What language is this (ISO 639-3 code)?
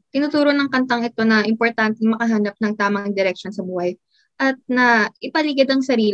fil